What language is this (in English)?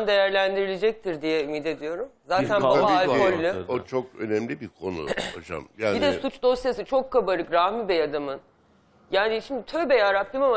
Turkish